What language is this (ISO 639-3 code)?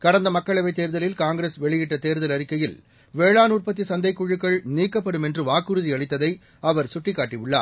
tam